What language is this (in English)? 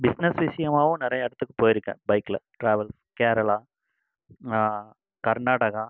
Tamil